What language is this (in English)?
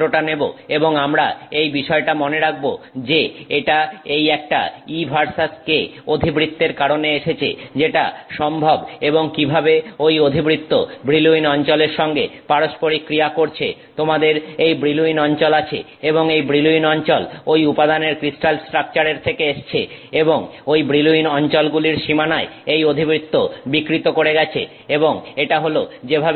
Bangla